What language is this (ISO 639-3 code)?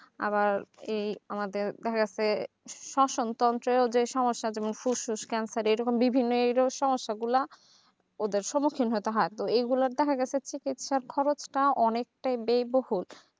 ben